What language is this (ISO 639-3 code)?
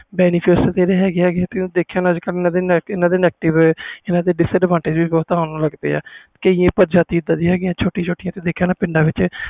pan